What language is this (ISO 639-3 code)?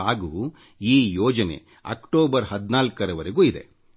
kan